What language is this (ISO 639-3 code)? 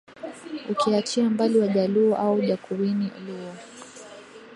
swa